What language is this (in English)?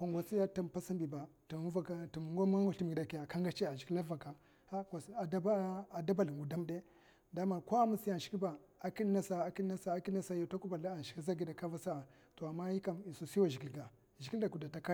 Mafa